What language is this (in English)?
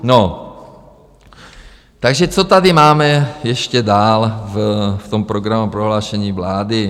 Czech